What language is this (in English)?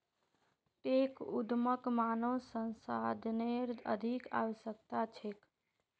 Magahi